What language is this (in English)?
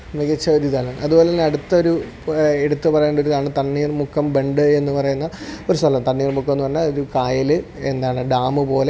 Malayalam